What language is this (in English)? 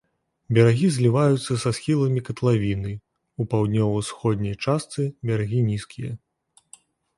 Belarusian